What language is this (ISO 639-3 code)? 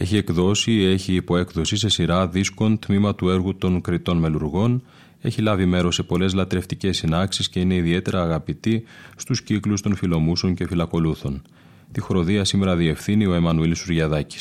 ell